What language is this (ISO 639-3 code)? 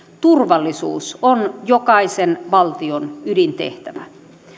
fin